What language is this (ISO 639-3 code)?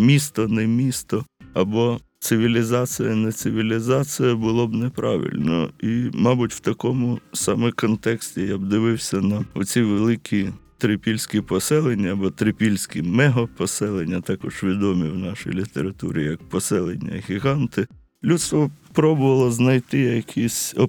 ukr